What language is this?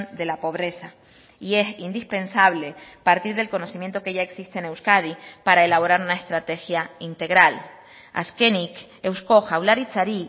Spanish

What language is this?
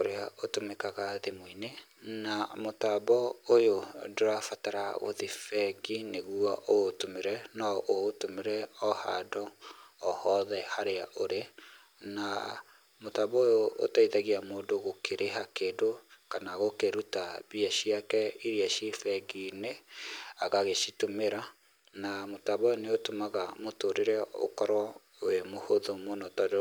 Kikuyu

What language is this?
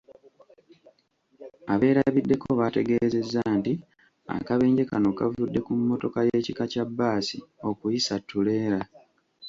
Ganda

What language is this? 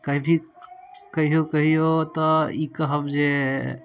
Maithili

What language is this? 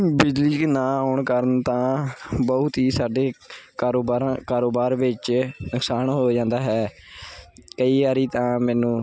Punjabi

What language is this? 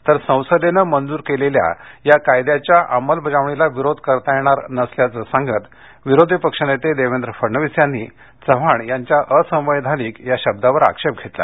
Marathi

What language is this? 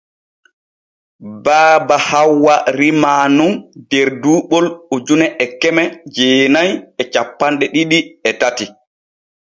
Borgu Fulfulde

